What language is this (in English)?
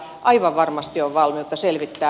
Finnish